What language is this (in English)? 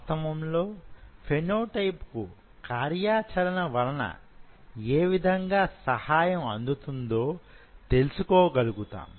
Telugu